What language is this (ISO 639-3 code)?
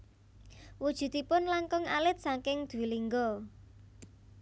jav